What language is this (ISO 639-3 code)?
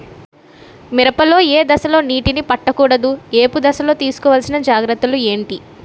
tel